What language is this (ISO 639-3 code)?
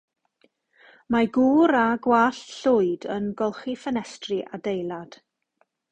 cym